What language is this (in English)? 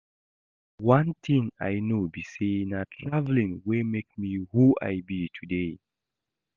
Nigerian Pidgin